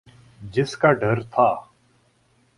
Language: Urdu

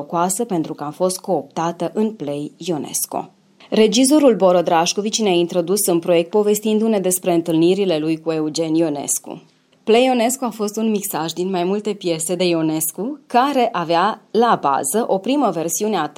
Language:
Romanian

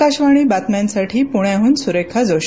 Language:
Marathi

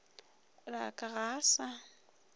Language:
Northern Sotho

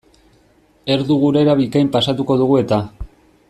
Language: Basque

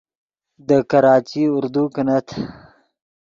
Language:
Yidgha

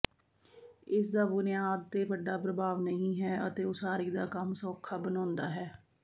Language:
Punjabi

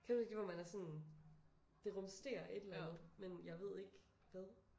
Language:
Danish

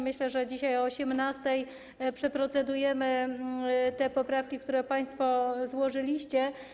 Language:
Polish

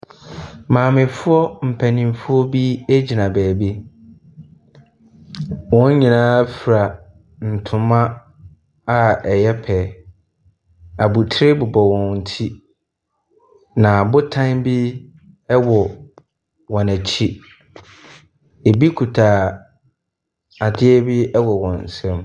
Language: Akan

